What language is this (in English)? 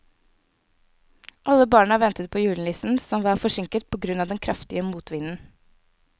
Norwegian